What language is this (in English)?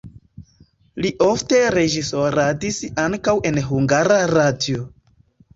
Esperanto